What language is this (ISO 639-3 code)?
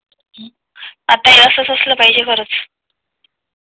mar